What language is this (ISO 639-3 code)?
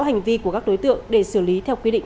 vie